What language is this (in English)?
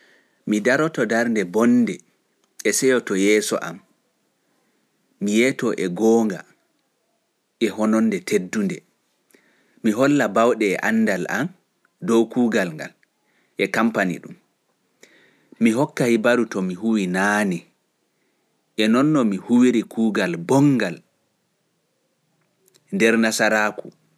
Pular